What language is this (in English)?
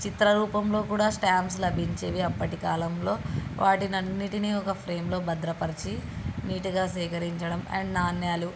Telugu